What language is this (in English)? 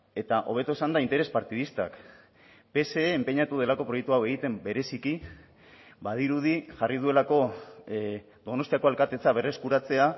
Basque